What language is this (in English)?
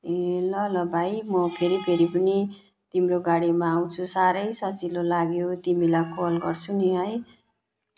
Nepali